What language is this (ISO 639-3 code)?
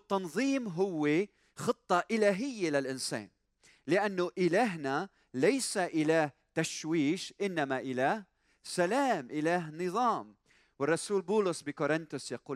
ara